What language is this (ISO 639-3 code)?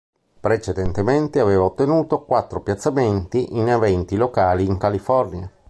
ita